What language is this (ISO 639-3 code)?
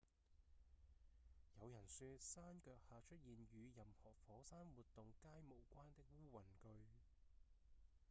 yue